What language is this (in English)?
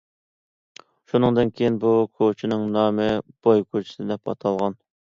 Uyghur